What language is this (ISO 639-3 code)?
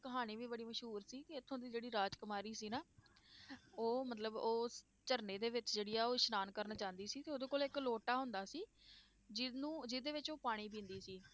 pan